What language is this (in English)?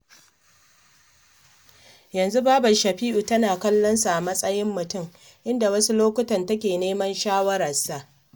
Hausa